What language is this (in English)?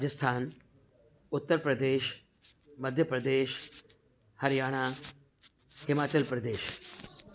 Sindhi